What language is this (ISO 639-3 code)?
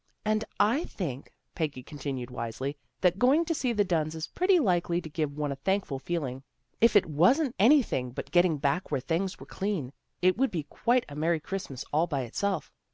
eng